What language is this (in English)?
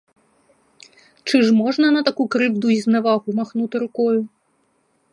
Ukrainian